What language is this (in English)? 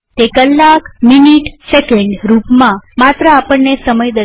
Gujarati